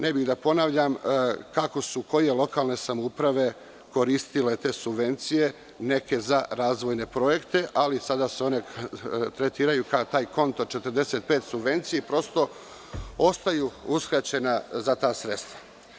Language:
Serbian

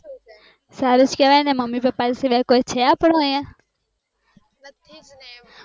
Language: Gujarati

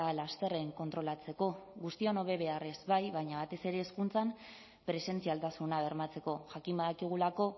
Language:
Basque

